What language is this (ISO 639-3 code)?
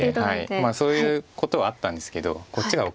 jpn